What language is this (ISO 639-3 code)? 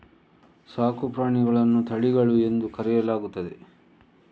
kan